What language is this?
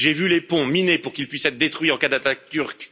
French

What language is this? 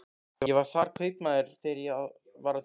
Icelandic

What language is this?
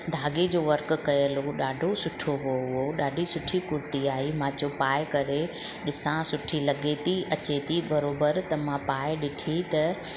Sindhi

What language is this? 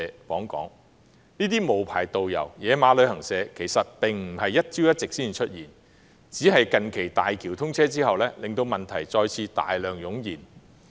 Cantonese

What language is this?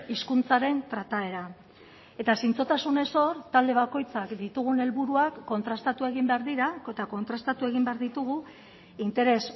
Basque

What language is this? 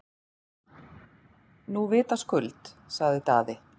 Icelandic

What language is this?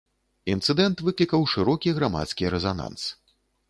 Belarusian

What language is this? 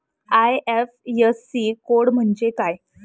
Marathi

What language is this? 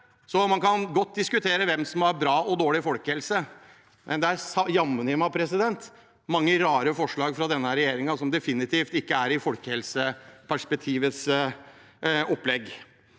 Norwegian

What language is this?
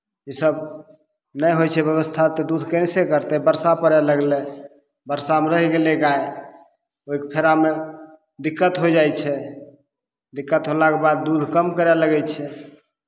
Maithili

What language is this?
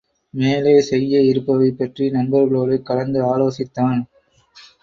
Tamil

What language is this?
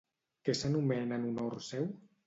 Catalan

